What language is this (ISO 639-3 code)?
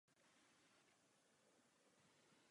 ces